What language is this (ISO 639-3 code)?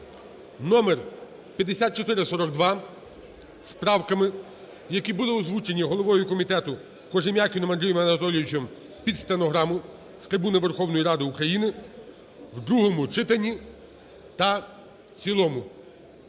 ukr